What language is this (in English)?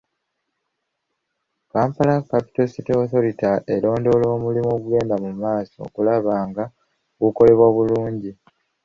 Ganda